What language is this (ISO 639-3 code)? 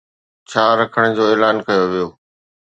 snd